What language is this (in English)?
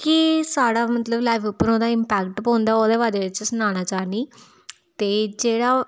Dogri